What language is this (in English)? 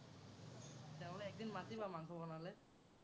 Assamese